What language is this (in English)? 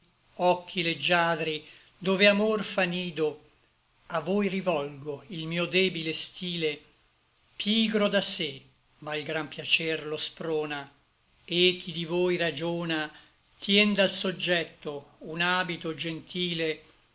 Italian